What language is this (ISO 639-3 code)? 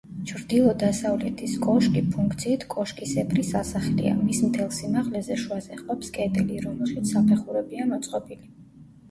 kat